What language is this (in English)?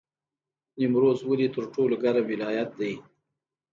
Pashto